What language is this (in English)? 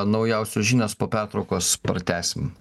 Lithuanian